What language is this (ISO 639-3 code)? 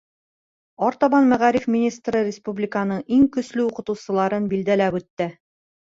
bak